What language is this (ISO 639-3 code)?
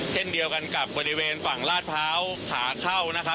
tha